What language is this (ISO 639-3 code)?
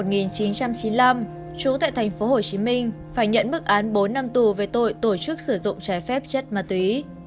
vie